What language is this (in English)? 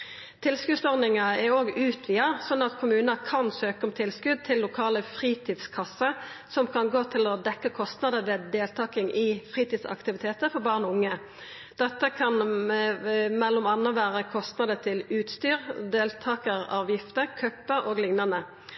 Norwegian Nynorsk